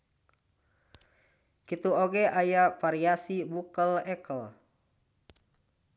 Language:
Sundanese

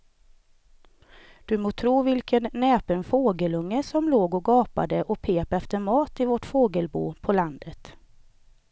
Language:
Swedish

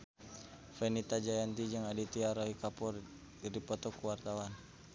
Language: Sundanese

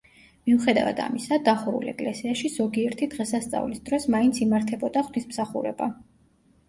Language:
Georgian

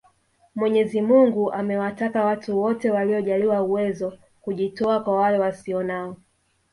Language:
Swahili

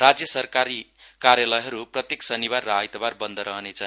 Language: Nepali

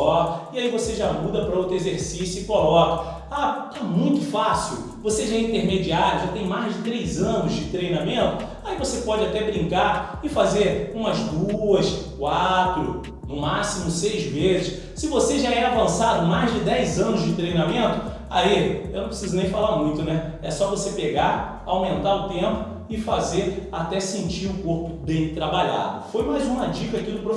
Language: Portuguese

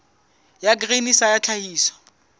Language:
Southern Sotho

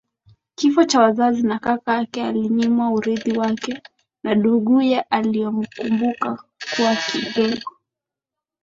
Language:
Swahili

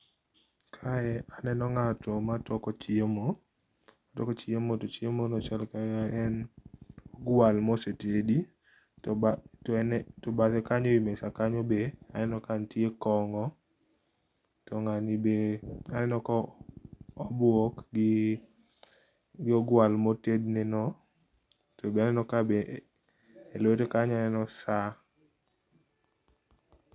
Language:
Luo (Kenya and Tanzania)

